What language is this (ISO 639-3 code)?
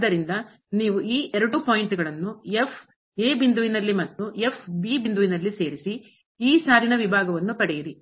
kan